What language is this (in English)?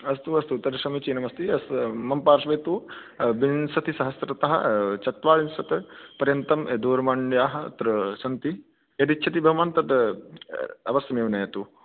Sanskrit